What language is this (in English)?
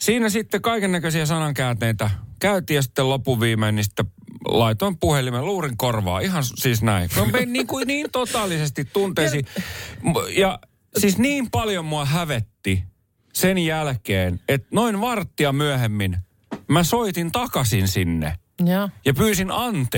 Finnish